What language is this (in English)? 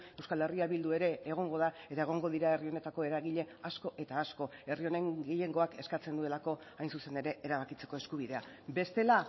Basque